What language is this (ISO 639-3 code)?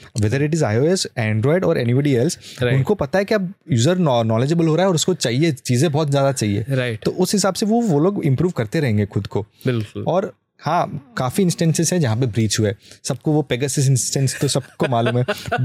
hin